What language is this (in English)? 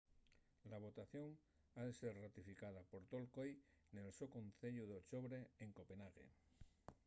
Asturian